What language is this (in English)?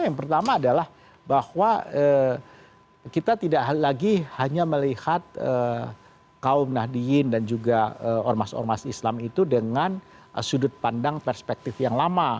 Indonesian